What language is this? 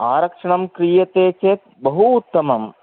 Sanskrit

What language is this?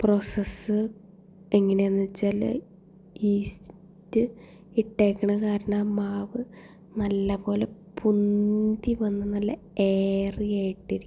Malayalam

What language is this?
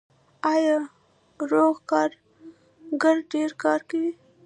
Pashto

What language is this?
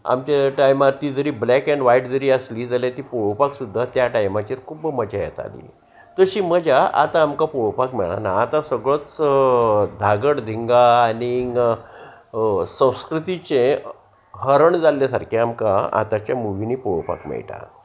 Konkani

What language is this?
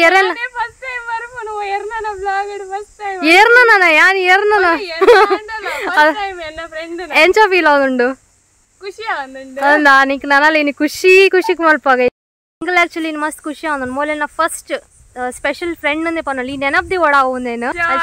Romanian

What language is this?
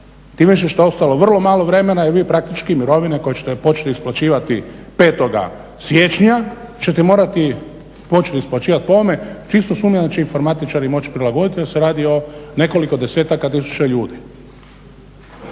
Croatian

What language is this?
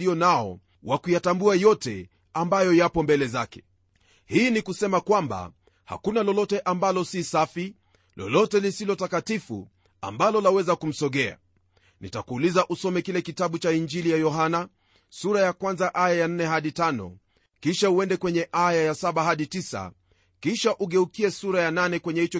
Swahili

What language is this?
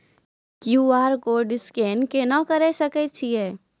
Maithili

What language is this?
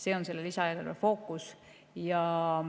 Estonian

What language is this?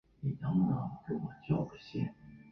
Chinese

